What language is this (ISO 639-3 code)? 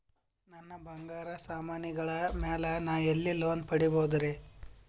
kan